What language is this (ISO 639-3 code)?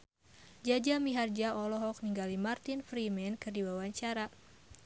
sun